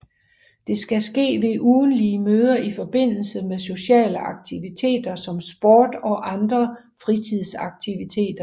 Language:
Danish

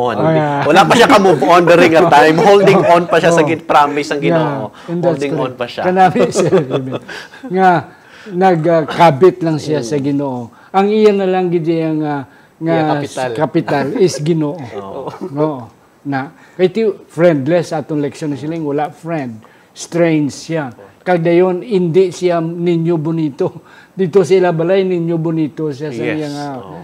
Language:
Filipino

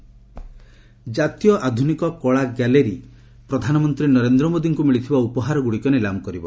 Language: Odia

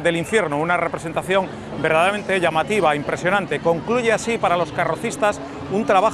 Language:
Spanish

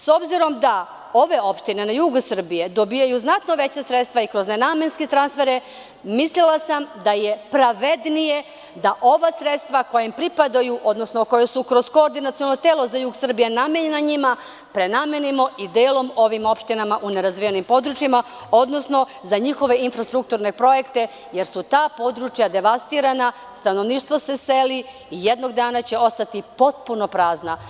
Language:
Serbian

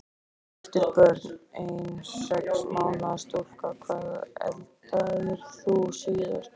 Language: Icelandic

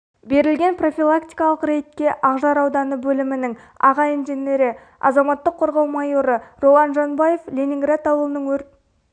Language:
Kazakh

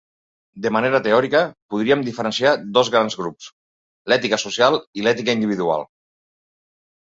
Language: Catalan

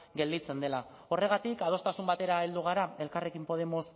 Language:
Basque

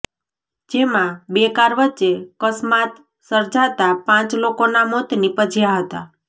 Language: Gujarati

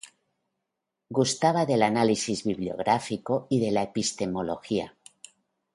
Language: Spanish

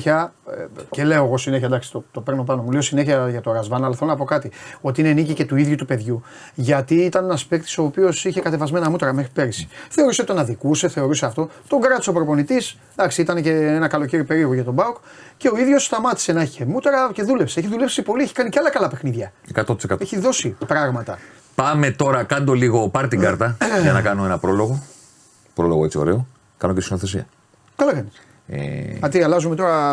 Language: Greek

